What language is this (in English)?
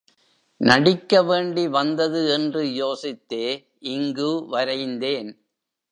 Tamil